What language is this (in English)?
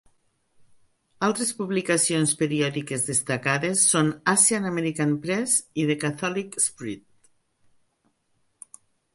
Catalan